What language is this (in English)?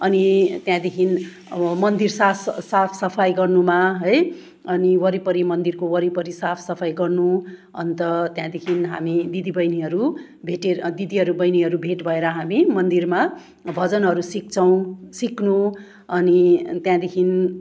Nepali